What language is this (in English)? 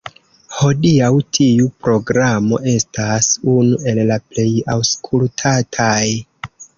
Esperanto